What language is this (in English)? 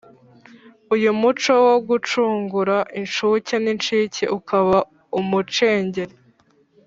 Kinyarwanda